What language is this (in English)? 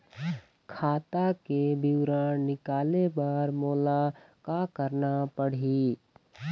Chhattisgarhi